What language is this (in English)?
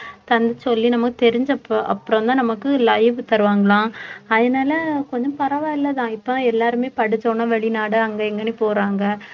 Tamil